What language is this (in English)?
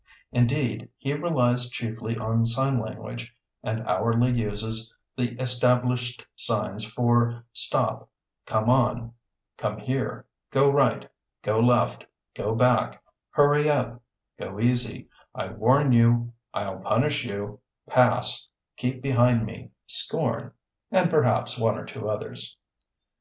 English